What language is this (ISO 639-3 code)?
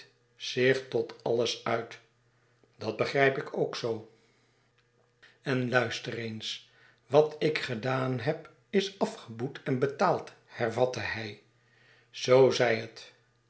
nld